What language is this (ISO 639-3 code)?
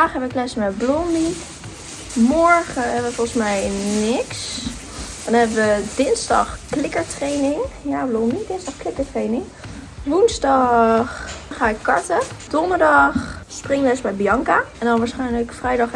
nld